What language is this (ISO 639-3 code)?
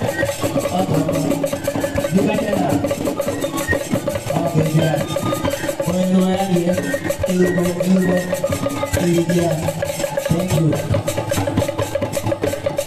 ara